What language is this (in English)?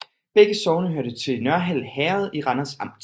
Danish